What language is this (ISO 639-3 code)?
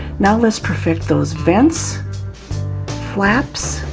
eng